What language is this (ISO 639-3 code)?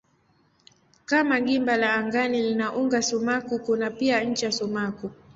swa